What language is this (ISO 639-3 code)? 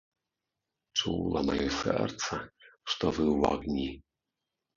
bel